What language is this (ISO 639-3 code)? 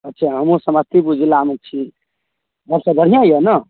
mai